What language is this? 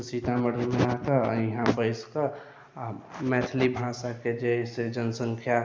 Maithili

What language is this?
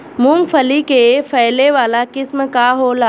Bhojpuri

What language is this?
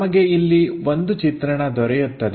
Kannada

